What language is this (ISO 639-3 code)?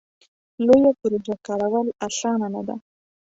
pus